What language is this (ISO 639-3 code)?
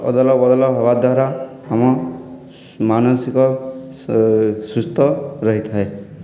ori